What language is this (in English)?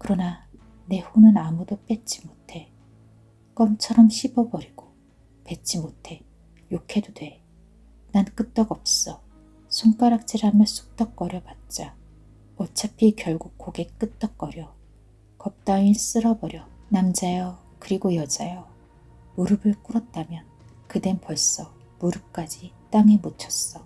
Korean